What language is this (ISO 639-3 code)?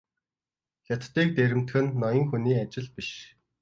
mon